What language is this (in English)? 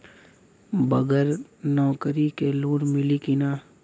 Bhojpuri